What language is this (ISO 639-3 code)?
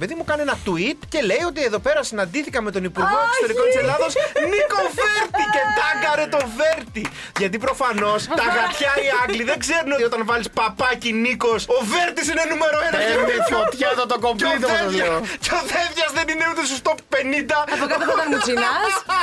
ell